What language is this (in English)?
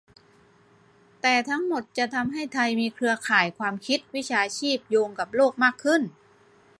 Thai